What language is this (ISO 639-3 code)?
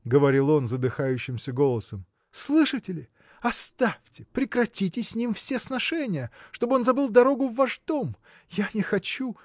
rus